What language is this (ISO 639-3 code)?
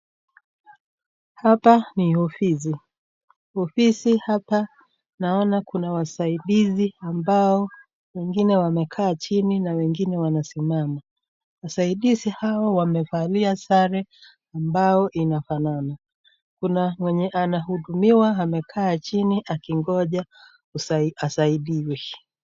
swa